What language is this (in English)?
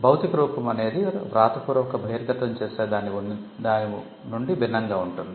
Telugu